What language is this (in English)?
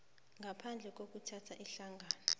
South Ndebele